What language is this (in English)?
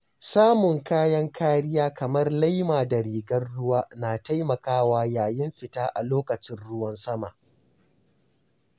Hausa